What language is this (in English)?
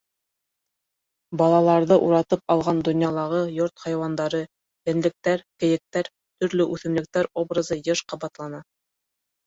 Bashkir